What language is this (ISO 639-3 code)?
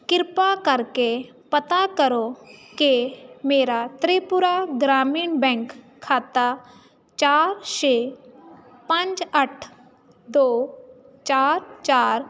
pan